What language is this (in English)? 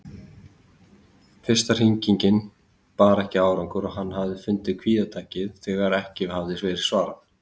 Icelandic